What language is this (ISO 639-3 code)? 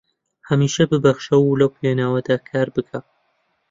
ckb